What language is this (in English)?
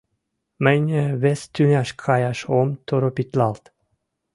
Mari